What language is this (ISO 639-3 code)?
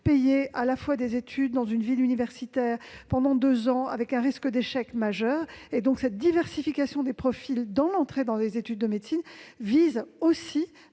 fra